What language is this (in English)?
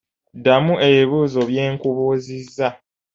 Ganda